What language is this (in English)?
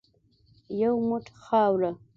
Pashto